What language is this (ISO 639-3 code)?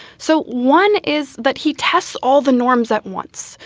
eng